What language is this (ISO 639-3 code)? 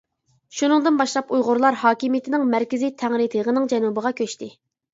uig